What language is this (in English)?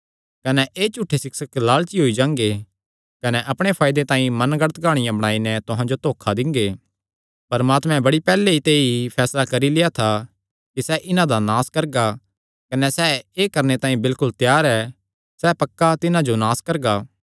Kangri